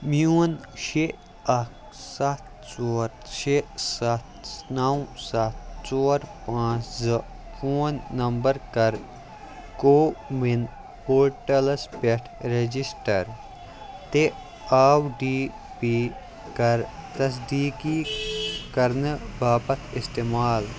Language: Kashmiri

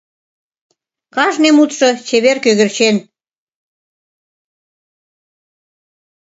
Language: Mari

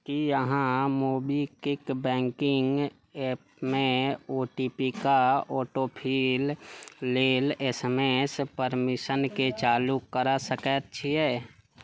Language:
Maithili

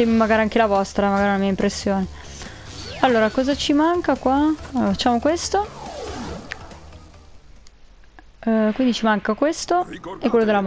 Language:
Italian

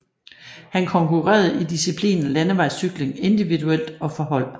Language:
Danish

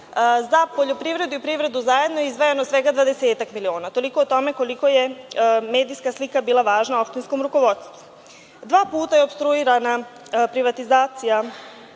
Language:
Serbian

